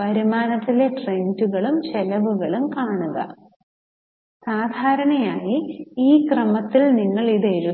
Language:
Malayalam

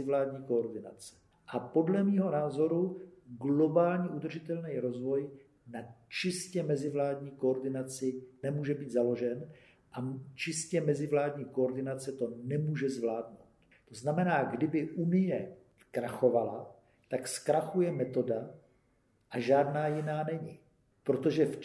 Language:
Czech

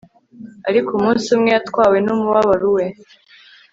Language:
Kinyarwanda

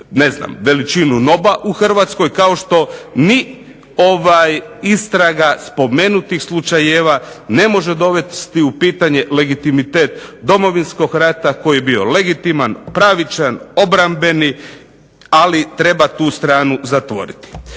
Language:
Croatian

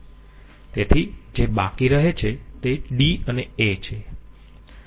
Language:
Gujarati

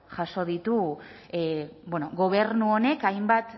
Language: Basque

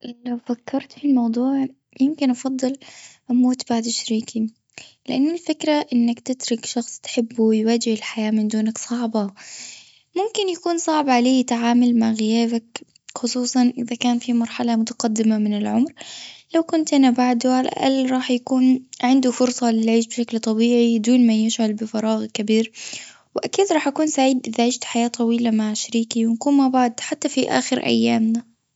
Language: Gulf Arabic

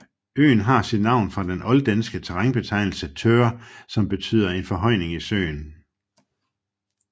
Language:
Danish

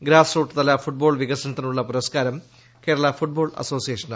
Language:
Malayalam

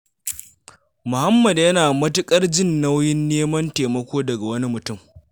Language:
Hausa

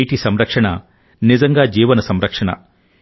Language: Telugu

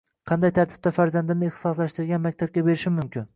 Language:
Uzbek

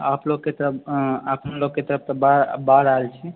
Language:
Maithili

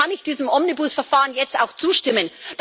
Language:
German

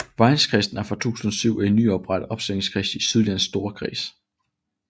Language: Danish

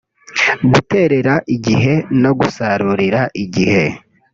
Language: Kinyarwanda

